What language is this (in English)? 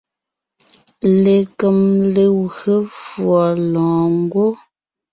Ngiemboon